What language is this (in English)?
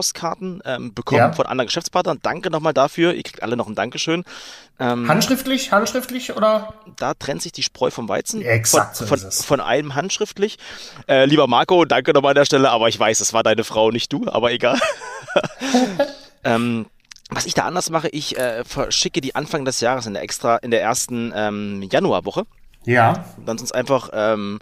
German